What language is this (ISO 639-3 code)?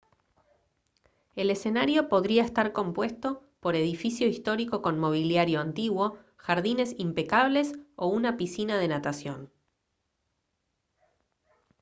spa